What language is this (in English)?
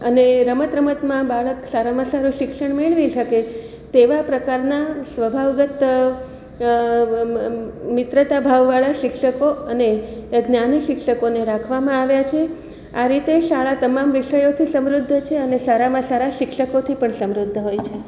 Gujarati